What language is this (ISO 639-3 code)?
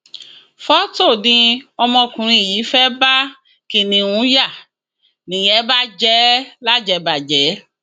yor